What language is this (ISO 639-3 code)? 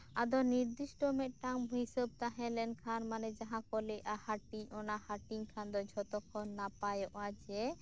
sat